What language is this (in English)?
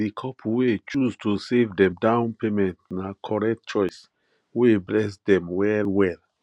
Nigerian Pidgin